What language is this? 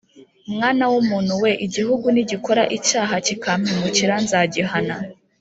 Kinyarwanda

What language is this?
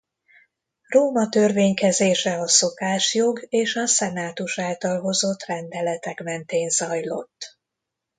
Hungarian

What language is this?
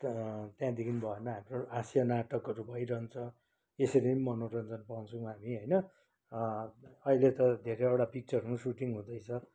Nepali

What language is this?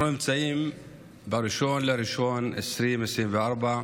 Hebrew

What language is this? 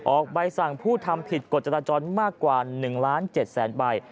Thai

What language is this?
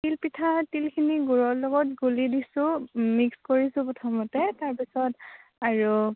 Assamese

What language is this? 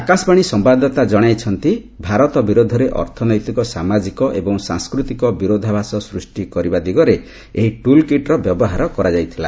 Odia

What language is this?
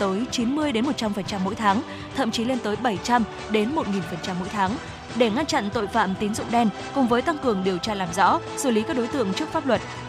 Vietnamese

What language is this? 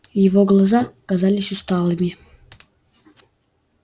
Russian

